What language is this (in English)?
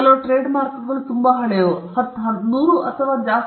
Kannada